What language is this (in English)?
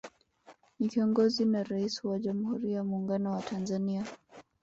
Swahili